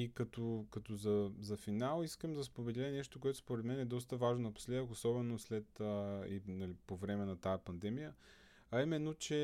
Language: Bulgarian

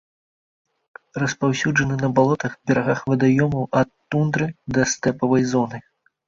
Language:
Belarusian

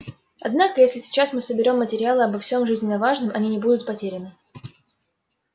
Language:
Russian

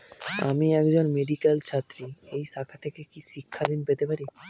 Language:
Bangla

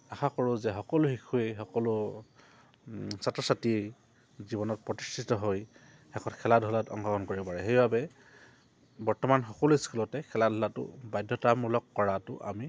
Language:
Assamese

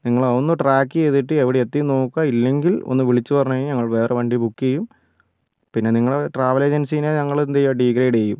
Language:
Malayalam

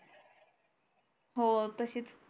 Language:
Marathi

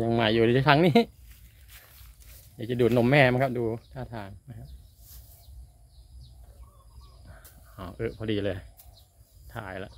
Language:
Thai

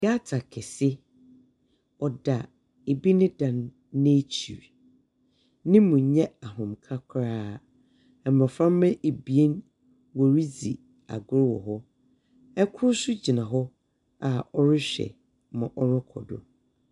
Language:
Akan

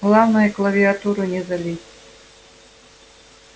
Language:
Russian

